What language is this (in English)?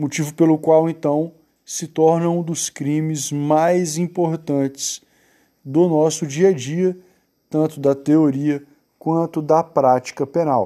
Portuguese